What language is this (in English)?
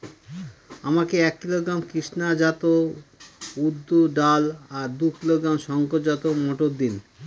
Bangla